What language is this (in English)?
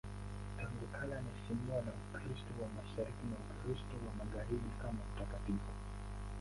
Swahili